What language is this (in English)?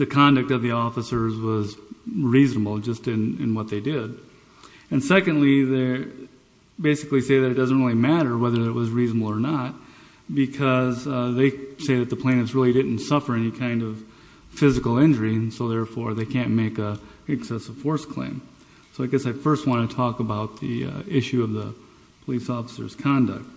English